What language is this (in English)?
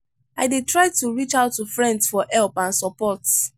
Nigerian Pidgin